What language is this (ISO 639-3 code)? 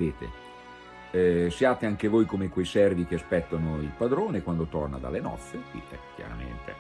ita